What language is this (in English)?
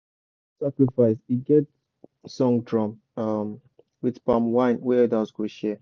Nigerian Pidgin